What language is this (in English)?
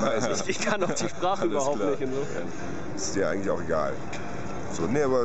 German